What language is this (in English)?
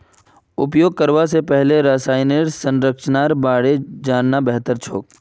Magahi